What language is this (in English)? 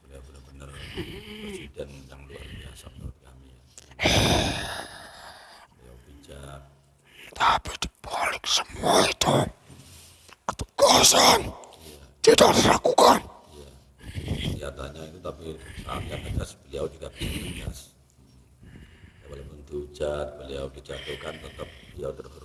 Indonesian